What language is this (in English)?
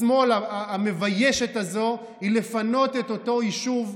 Hebrew